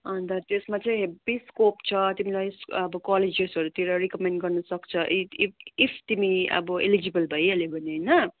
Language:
Nepali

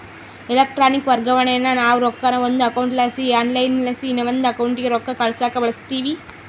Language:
Kannada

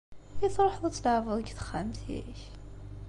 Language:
Kabyle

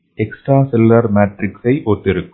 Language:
Tamil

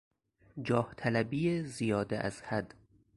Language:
Persian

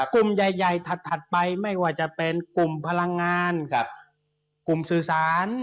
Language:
Thai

